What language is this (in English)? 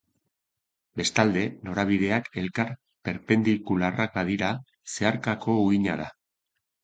Basque